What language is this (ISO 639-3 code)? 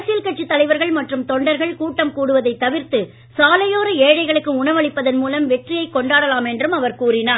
tam